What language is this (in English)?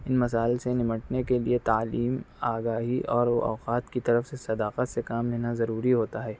Urdu